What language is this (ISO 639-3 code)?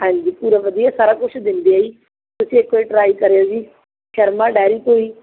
pan